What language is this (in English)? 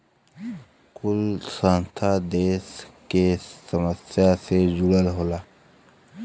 Bhojpuri